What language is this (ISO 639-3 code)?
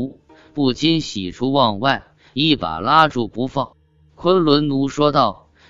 zho